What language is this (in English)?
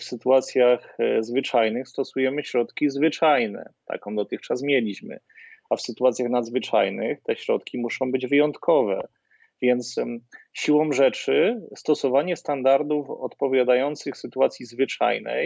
Polish